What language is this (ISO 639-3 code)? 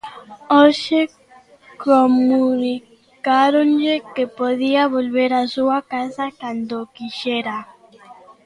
glg